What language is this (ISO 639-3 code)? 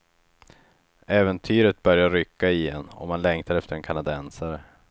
swe